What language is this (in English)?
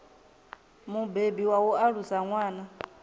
Venda